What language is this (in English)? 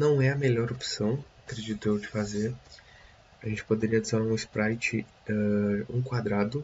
Portuguese